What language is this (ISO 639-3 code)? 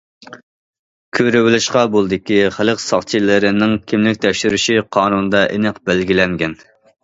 uig